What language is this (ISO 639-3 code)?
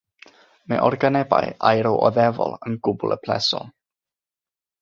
cym